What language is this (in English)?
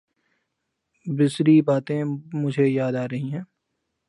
Urdu